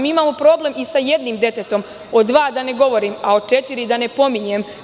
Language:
Serbian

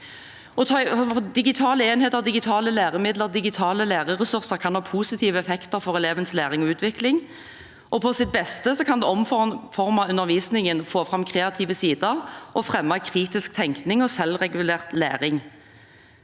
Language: Norwegian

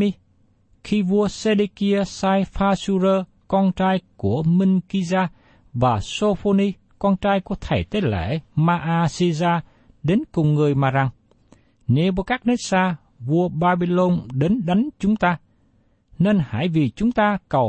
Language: Vietnamese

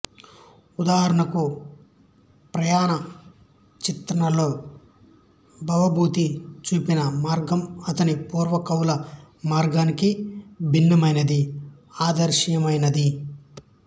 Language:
Telugu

